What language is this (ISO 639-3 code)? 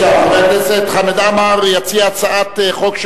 heb